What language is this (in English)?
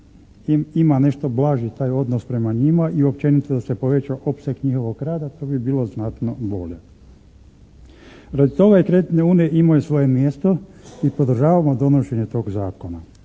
Croatian